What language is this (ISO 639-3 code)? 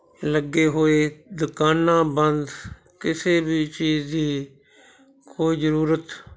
pan